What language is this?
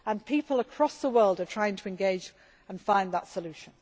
English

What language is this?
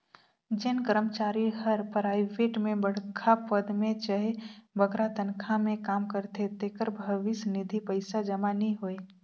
Chhattisgarhi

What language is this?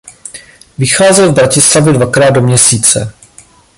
Czech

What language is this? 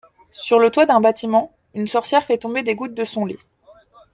French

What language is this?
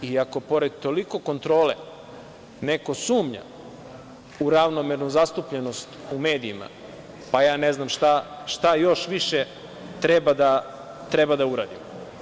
Serbian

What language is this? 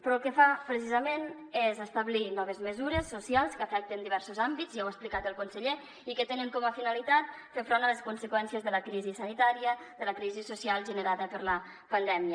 Catalan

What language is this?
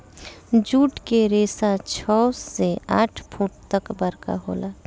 Bhojpuri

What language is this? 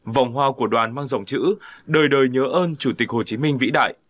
Vietnamese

